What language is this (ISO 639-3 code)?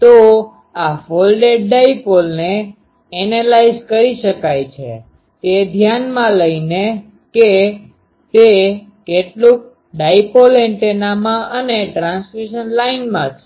guj